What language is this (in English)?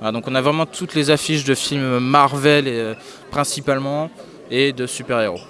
French